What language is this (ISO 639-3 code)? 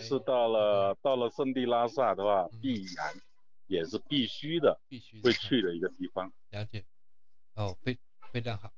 zho